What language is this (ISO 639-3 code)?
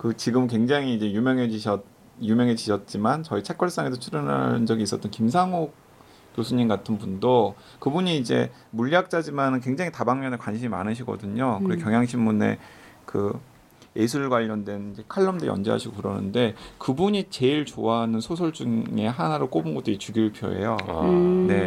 kor